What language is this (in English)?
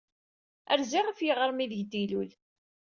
Kabyle